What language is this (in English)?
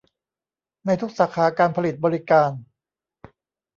Thai